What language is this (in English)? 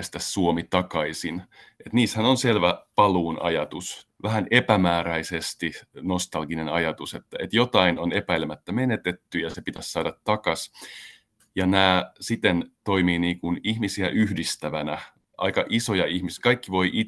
Finnish